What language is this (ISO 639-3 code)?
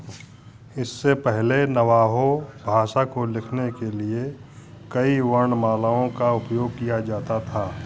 hin